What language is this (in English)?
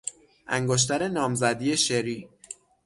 Persian